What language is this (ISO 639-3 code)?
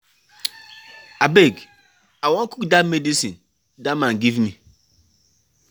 pcm